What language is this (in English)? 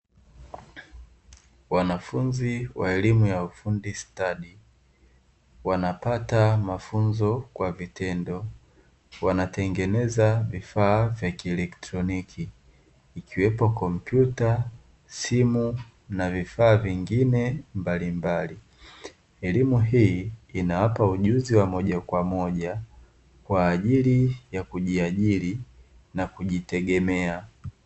Swahili